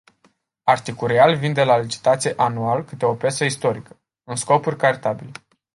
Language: Romanian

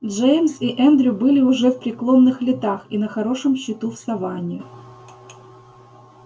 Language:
Russian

